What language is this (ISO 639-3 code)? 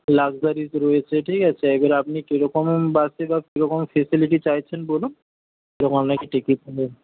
ben